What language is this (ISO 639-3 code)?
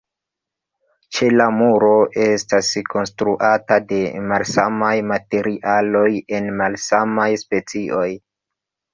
epo